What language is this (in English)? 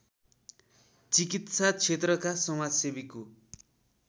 Nepali